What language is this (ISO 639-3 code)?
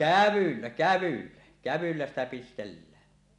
fin